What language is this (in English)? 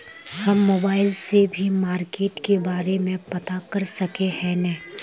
Magahi